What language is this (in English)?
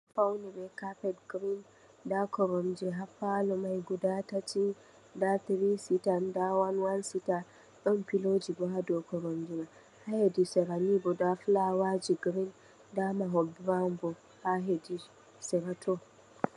Fula